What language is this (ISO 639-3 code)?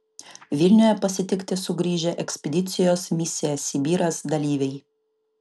lit